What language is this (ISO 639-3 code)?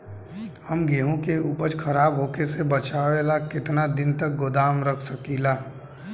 bho